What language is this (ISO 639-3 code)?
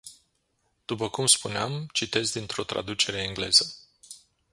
ron